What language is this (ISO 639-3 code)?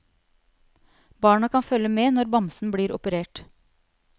nor